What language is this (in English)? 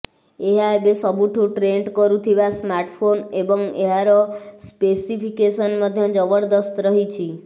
Odia